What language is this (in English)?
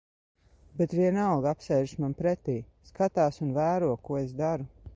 Latvian